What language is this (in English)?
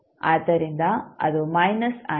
Kannada